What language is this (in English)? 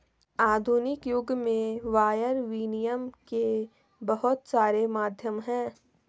Hindi